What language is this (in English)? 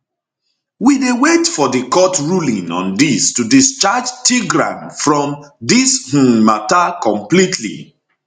Nigerian Pidgin